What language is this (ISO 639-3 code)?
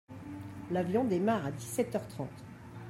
fra